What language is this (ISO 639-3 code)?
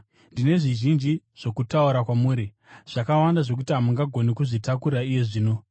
sna